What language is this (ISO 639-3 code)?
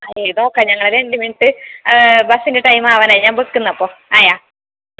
mal